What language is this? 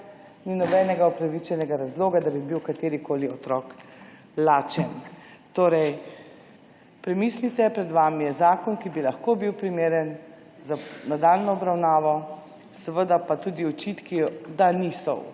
Slovenian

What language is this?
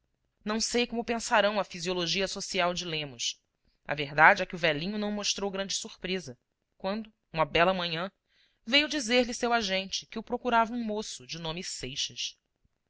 Portuguese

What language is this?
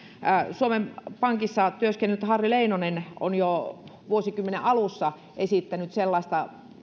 Finnish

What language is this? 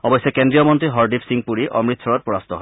Assamese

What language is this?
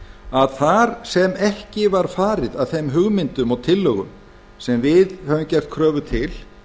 Icelandic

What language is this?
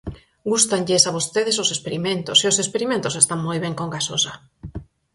Galician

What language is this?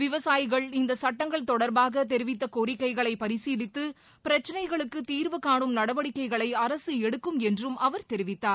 Tamil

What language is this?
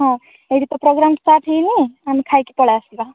Odia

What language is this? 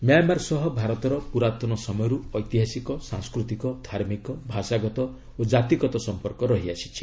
Odia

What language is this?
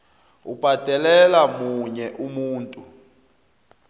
South Ndebele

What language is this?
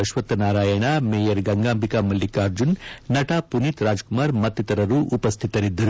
Kannada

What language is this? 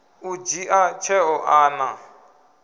Venda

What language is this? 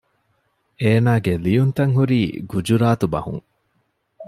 Divehi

